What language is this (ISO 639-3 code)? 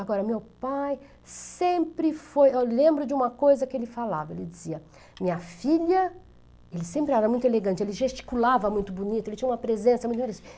por